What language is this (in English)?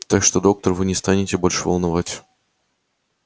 Russian